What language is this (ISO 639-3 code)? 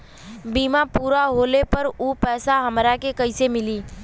bho